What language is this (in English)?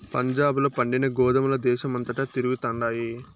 Telugu